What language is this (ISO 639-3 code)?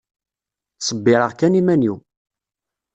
kab